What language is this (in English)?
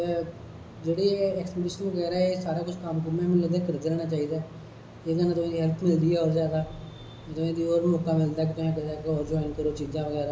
Dogri